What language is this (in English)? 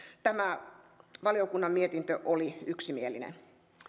Finnish